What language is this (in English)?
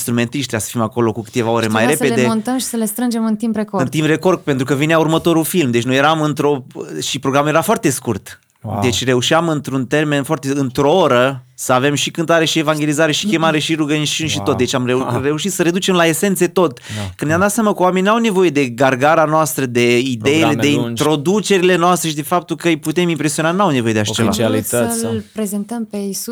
Romanian